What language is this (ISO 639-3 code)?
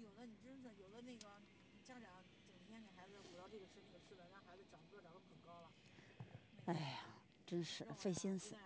zho